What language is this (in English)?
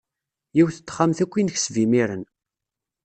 Kabyle